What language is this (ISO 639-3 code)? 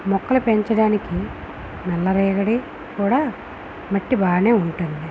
tel